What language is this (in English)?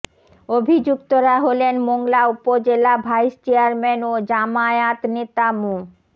Bangla